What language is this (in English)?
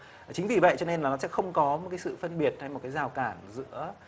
Vietnamese